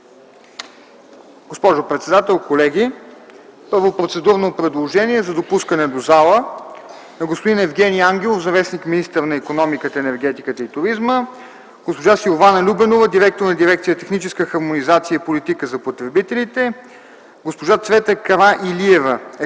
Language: Bulgarian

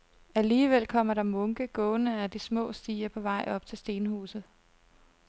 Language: Danish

